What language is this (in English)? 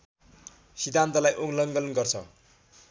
Nepali